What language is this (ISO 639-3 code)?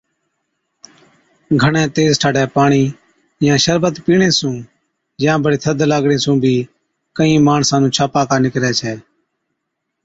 odk